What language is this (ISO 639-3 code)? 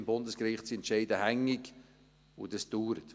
gsw